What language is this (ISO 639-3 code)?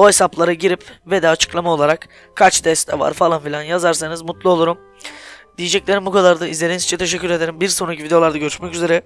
tur